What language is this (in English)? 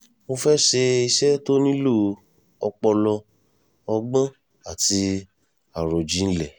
Yoruba